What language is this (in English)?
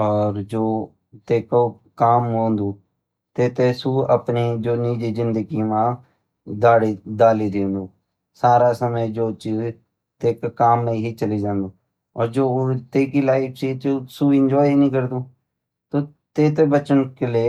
Garhwali